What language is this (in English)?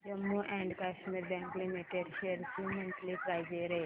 Marathi